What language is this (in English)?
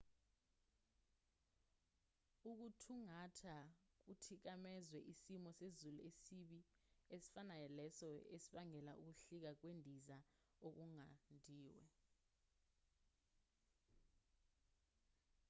Zulu